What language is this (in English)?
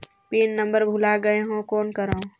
Chhattisgarhi